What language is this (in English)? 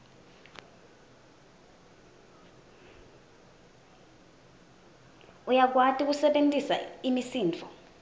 Swati